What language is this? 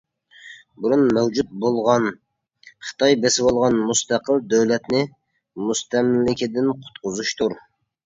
Uyghur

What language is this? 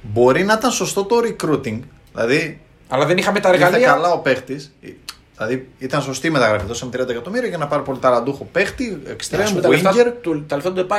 Greek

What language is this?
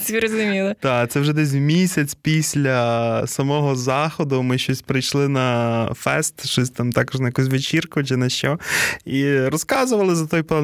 Ukrainian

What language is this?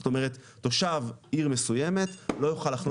Hebrew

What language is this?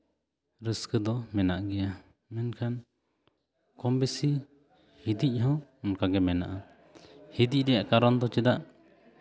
Santali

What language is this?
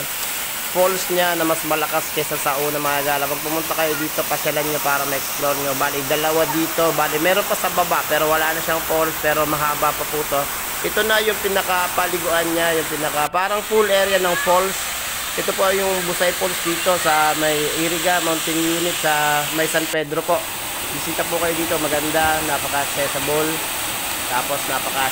Filipino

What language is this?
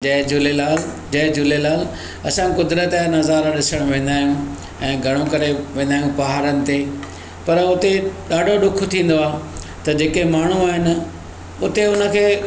Sindhi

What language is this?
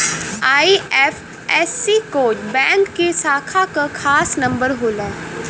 Bhojpuri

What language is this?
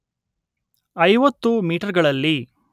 Kannada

